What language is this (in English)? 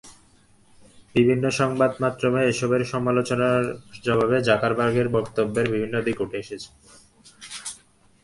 Bangla